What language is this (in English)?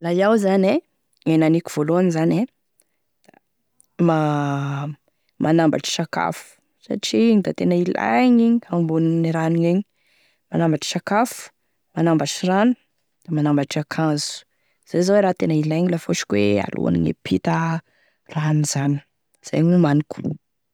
Tesaka Malagasy